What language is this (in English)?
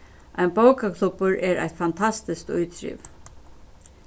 Faroese